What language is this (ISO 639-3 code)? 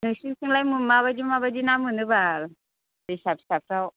brx